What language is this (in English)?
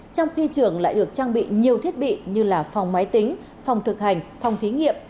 Vietnamese